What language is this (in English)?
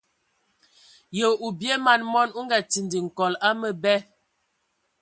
Ewondo